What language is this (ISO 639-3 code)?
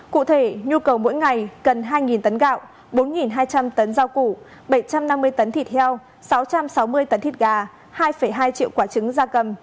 vie